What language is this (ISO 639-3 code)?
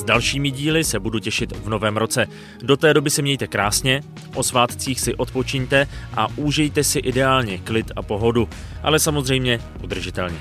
ces